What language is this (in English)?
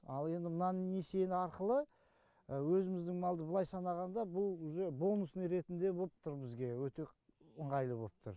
Kazakh